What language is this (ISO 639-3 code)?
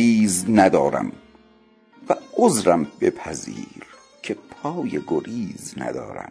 fas